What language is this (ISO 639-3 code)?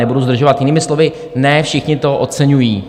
ces